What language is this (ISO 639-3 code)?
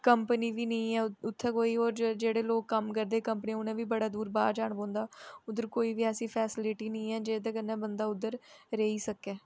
doi